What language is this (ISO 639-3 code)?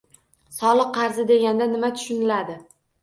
uzb